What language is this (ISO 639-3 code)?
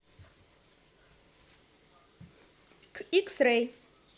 rus